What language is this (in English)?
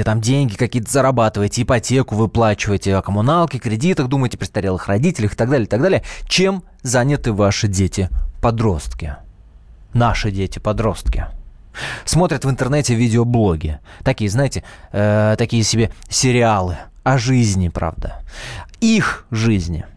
Russian